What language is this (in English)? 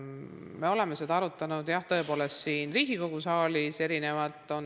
Estonian